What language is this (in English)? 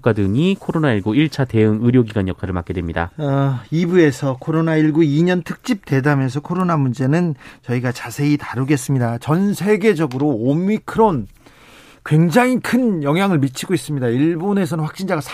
Korean